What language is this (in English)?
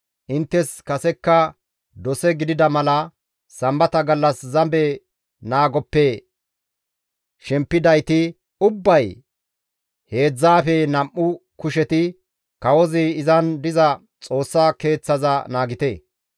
Gamo